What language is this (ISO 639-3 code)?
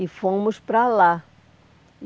por